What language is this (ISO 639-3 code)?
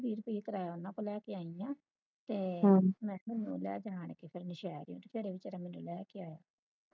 pan